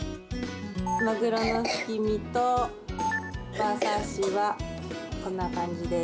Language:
Japanese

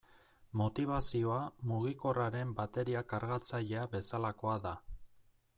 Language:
Basque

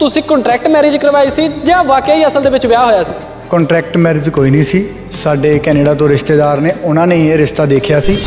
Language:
Punjabi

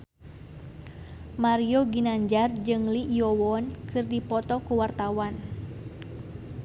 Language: Sundanese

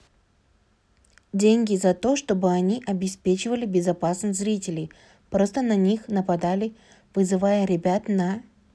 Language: Kazakh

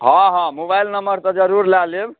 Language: Maithili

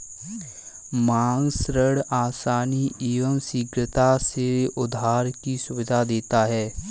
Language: Hindi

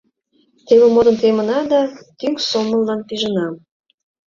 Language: Mari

